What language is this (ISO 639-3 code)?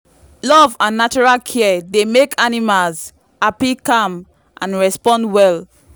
pcm